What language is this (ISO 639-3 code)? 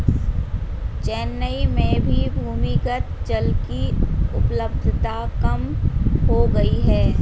hin